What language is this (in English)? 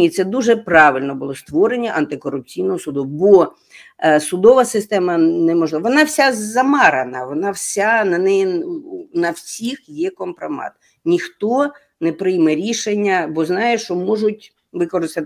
Ukrainian